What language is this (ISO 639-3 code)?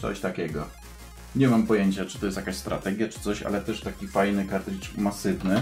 pol